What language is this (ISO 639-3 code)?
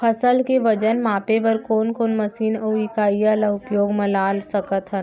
hne